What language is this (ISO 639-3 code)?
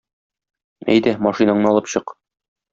tat